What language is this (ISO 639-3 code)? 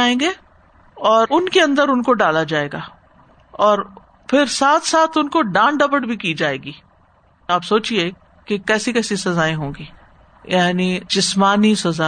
urd